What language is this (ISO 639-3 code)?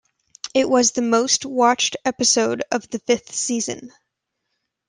eng